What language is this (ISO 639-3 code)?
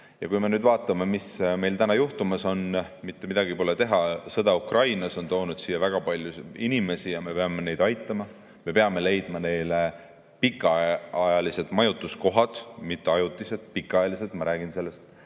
est